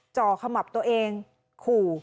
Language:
Thai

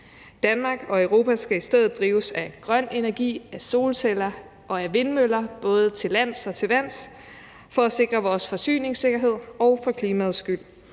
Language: Danish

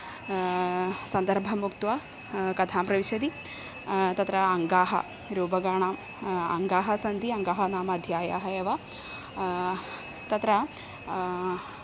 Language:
Sanskrit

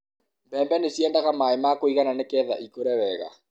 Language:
Kikuyu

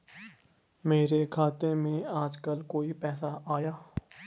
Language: Hindi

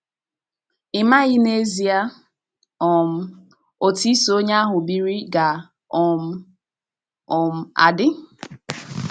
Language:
Igbo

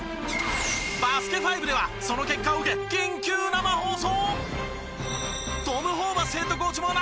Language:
Japanese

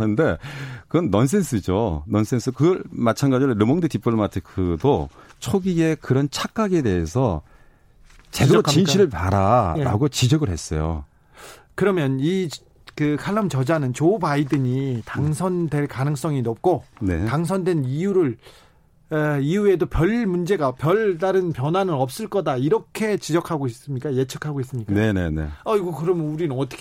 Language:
Korean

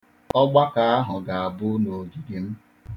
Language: Igbo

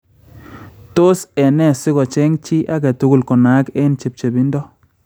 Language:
Kalenjin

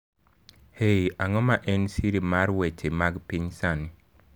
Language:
Luo (Kenya and Tanzania)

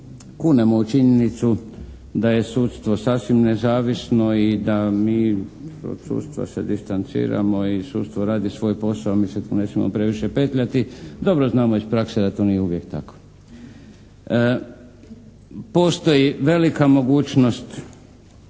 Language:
Croatian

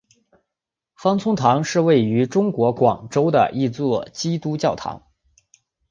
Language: Chinese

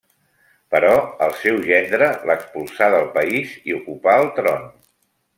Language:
Catalan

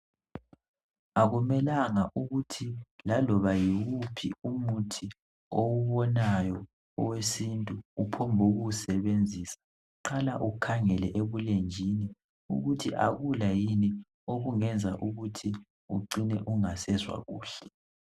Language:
North Ndebele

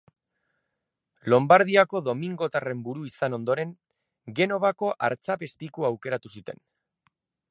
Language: Basque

